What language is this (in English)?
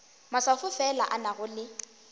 Northern Sotho